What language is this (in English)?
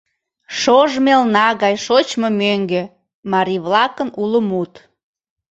Mari